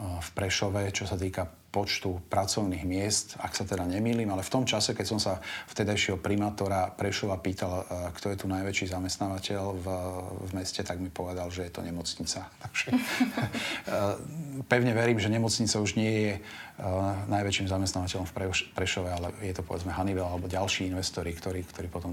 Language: Slovak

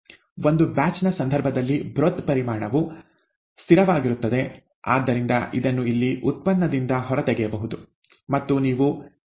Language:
Kannada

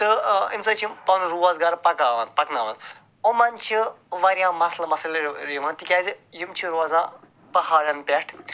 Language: Kashmiri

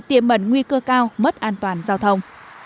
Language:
Vietnamese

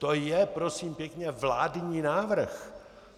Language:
Czech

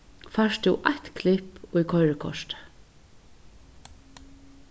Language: Faroese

